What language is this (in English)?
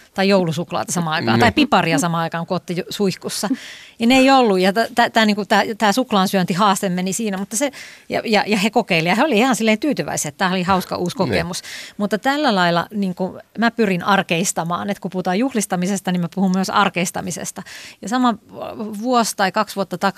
Finnish